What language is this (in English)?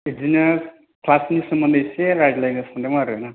Bodo